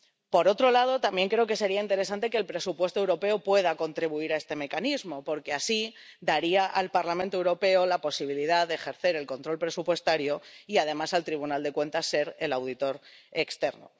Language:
Spanish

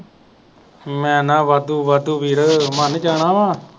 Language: Punjabi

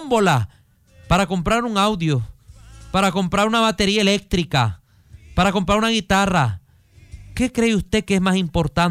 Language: Spanish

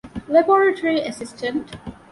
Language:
Divehi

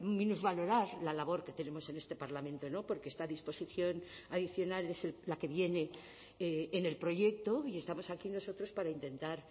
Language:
Spanish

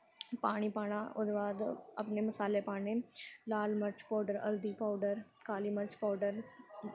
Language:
Dogri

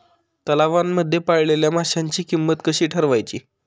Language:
Marathi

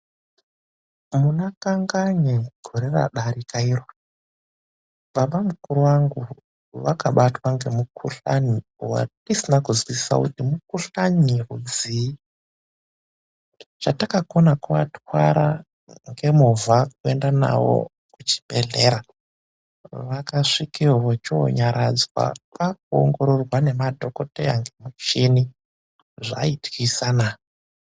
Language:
Ndau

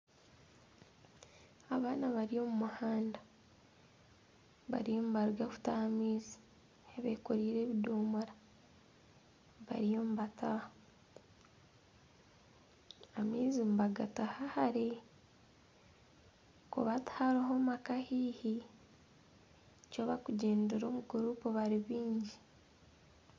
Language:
Nyankole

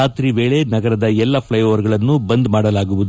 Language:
Kannada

